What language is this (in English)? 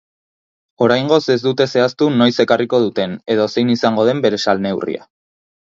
Basque